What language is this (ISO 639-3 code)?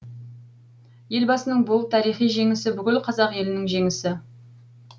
kaz